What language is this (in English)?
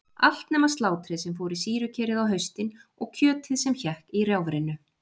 Icelandic